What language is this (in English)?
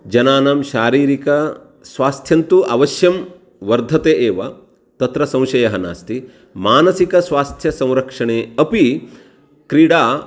Sanskrit